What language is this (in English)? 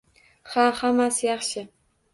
Uzbek